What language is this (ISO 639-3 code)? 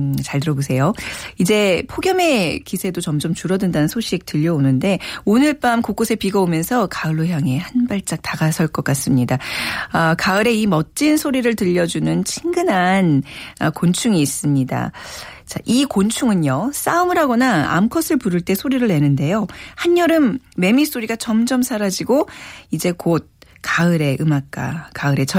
kor